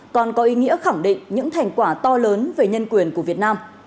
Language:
Vietnamese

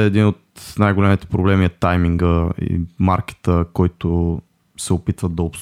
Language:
Bulgarian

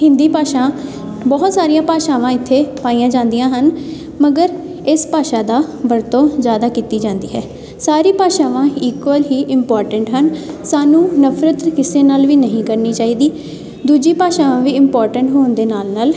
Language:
Punjabi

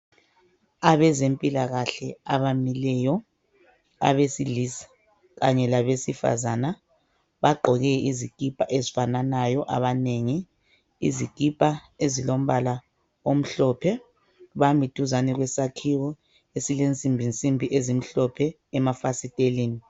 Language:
North Ndebele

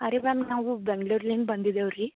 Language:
Kannada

